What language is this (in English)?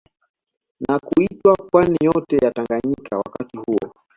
Swahili